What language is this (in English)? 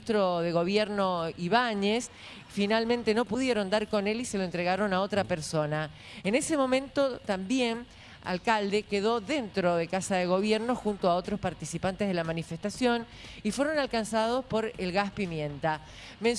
Spanish